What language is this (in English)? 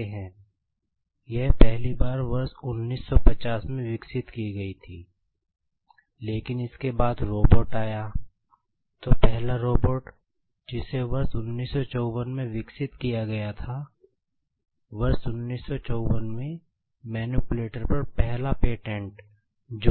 Hindi